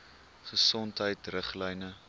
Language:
Afrikaans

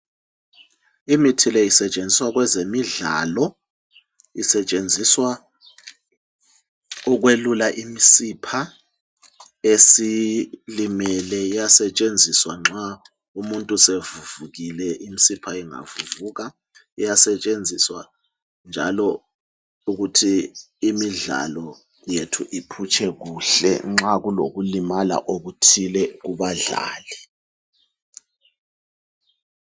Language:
North Ndebele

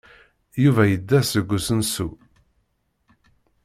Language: Kabyle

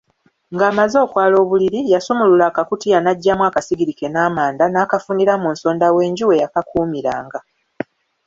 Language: Ganda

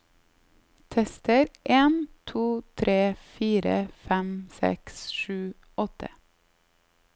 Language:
Norwegian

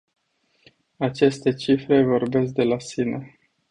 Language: Romanian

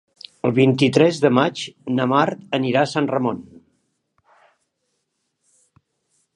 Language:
Catalan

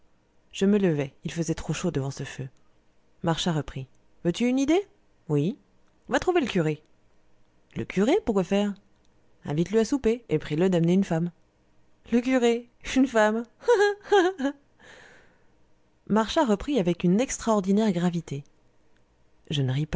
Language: French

